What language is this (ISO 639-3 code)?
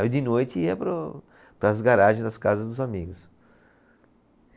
por